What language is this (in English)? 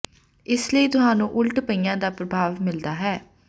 Punjabi